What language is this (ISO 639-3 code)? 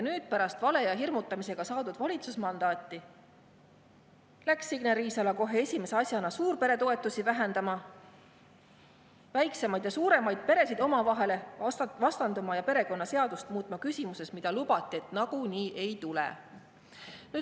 est